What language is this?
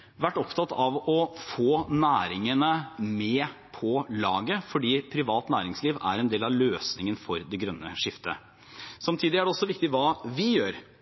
Norwegian Bokmål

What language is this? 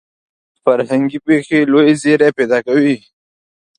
Pashto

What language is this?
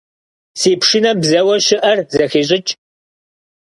Kabardian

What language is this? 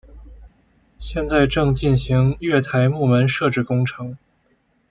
Chinese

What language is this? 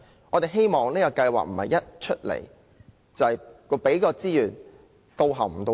Cantonese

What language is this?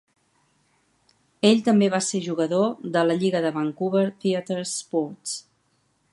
Catalan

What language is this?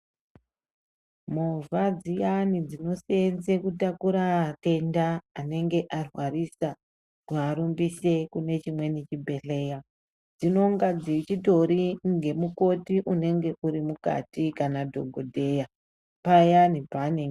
Ndau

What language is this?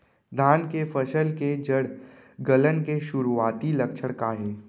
Chhattisgarhi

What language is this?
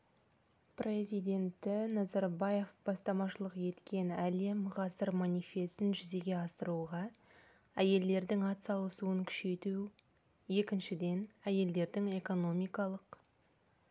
Kazakh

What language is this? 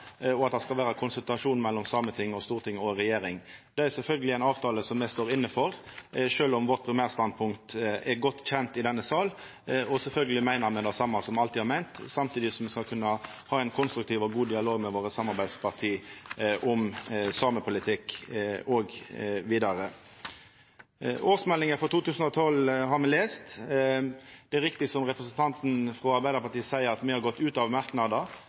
Norwegian Nynorsk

